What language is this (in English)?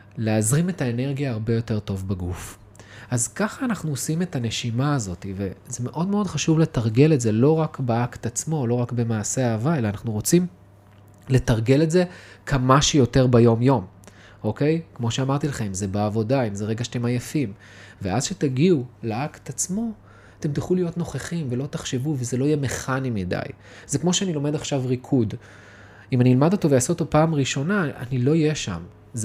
Hebrew